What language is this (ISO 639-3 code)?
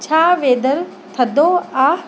snd